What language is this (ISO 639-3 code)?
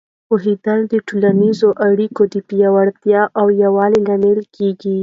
pus